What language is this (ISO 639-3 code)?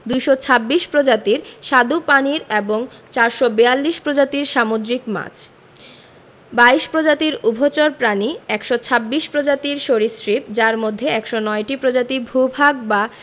ben